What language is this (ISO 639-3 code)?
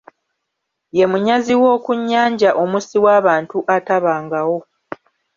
lug